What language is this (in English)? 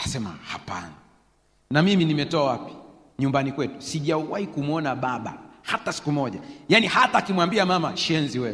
Swahili